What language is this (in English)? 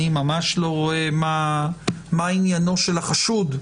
Hebrew